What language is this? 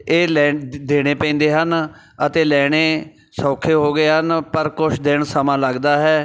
Punjabi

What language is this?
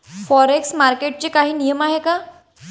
Marathi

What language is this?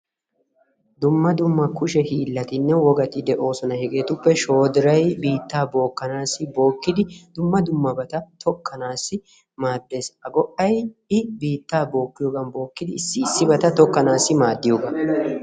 Wolaytta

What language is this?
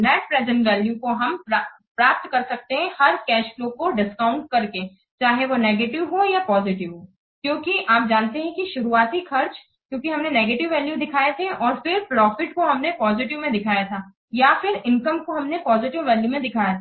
Hindi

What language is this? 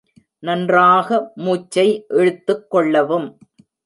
Tamil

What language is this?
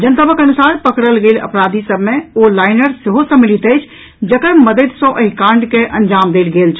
Maithili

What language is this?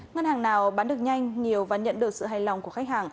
Vietnamese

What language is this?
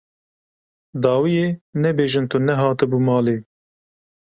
Kurdish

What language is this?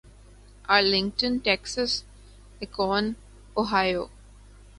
Urdu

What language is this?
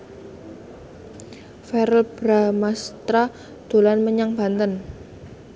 Javanese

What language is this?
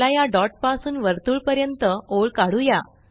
Marathi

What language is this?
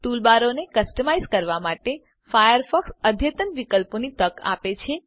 Gujarati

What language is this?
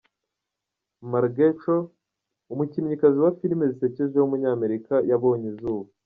Kinyarwanda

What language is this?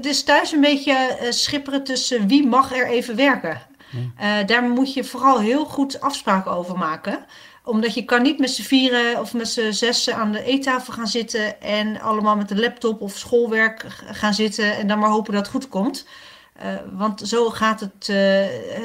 Dutch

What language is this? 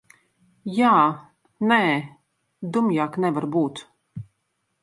Latvian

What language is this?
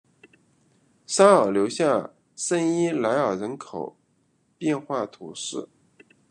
Chinese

